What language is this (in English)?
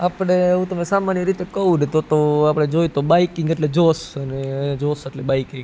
Gujarati